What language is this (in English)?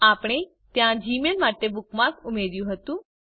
Gujarati